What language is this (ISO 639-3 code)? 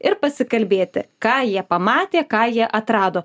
lit